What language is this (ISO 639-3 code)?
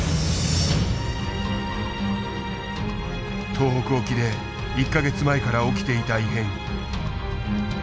jpn